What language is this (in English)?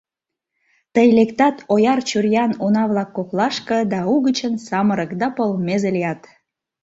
Mari